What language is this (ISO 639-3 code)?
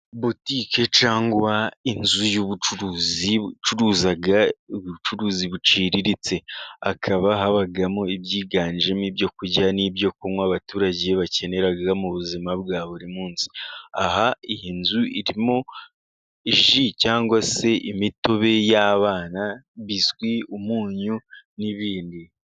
kin